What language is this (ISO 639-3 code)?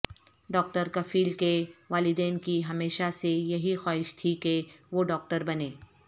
urd